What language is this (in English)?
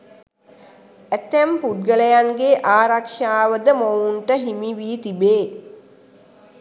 Sinhala